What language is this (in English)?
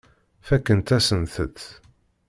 Kabyle